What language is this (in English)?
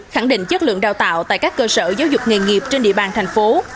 Vietnamese